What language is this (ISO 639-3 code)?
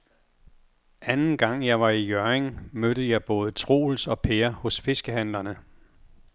dan